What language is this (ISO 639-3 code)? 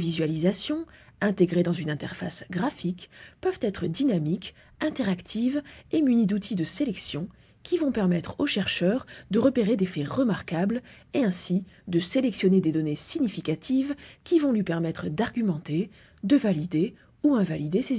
fra